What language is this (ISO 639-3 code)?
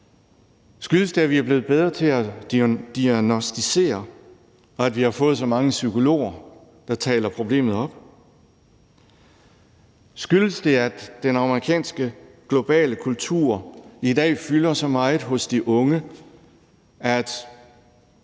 dan